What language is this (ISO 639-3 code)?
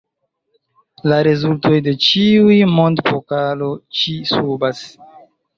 epo